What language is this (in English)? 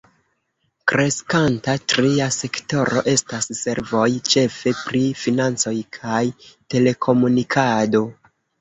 Esperanto